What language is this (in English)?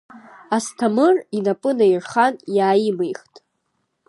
Abkhazian